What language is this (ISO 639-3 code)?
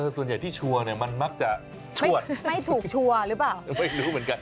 tha